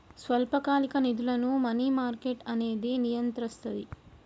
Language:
Telugu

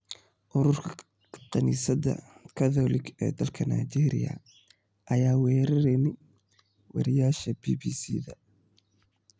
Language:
Somali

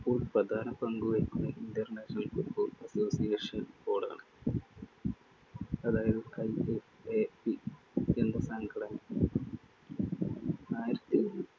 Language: Malayalam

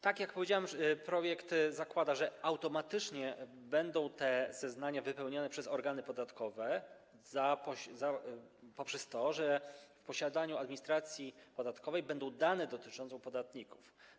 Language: Polish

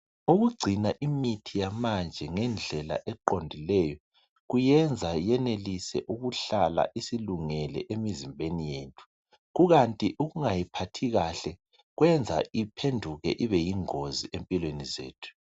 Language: North Ndebele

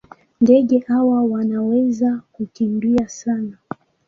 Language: Swahili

